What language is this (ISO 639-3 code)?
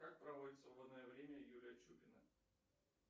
rus